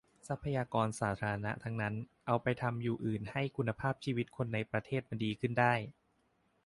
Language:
Thai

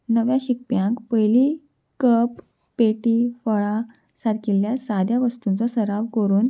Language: Konkani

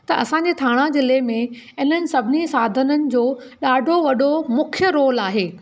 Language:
Sindhi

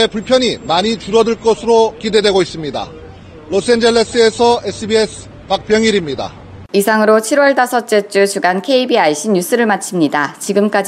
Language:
Korean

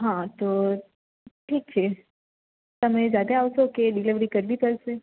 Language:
Gujarati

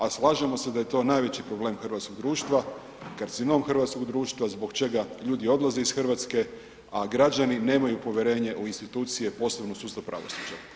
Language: Croatian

